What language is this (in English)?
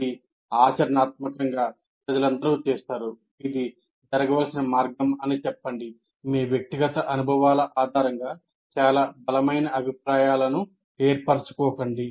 Telugu